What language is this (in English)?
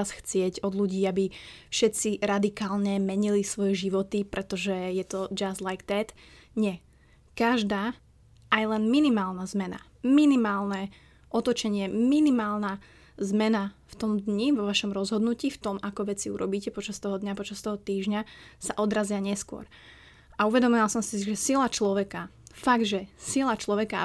Slovak